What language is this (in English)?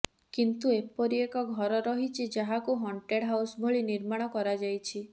Odia